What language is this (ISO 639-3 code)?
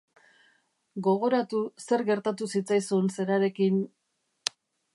eus